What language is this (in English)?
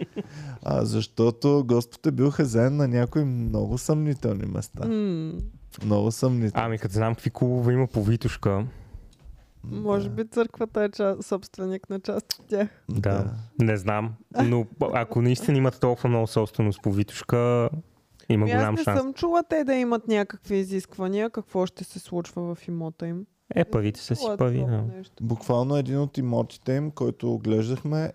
Bulgarian